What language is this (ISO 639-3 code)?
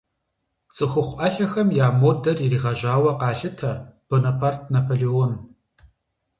kbd